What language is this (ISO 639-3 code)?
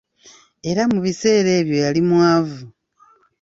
lug